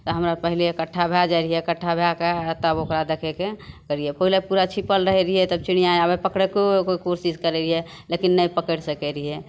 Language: Maithili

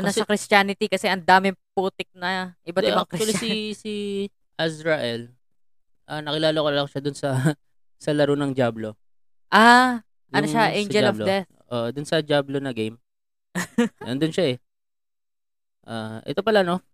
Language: Filipino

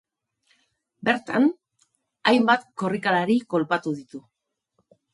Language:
Basque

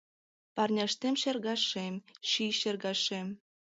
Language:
Mari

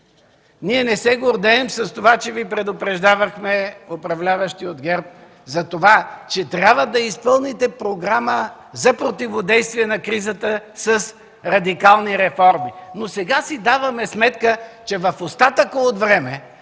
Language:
Bulgarian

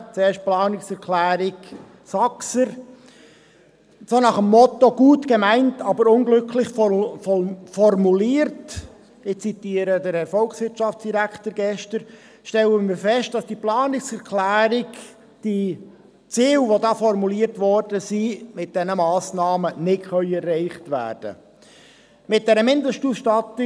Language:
Swiss German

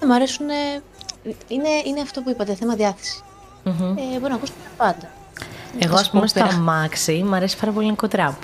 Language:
Greek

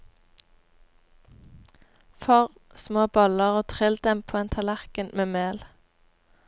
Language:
Norwegian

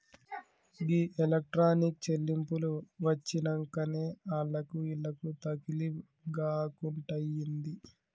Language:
Telugu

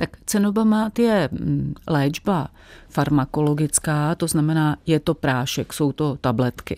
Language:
Czech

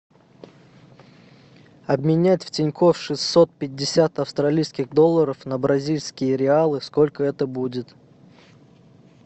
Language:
Russian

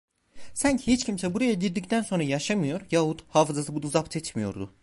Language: Turkish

